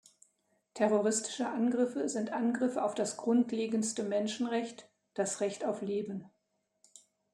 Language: German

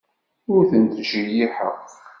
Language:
Kabyle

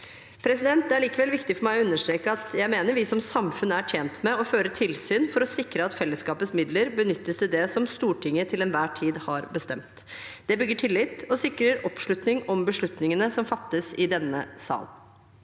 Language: Norwegian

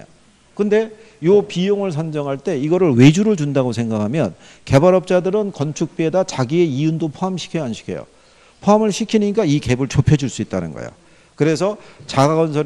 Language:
Korean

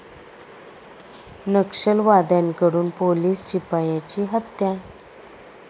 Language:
Marathi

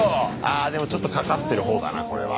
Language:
Japanese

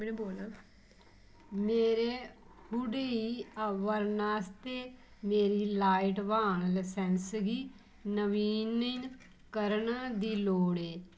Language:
Dogri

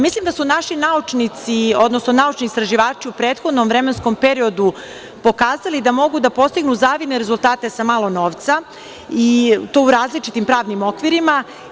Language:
Serbian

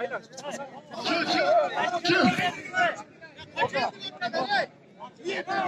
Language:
Turkish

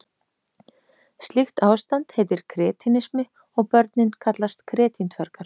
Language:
Icelandic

